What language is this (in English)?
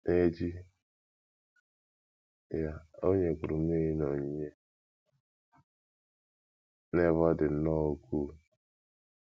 Igbo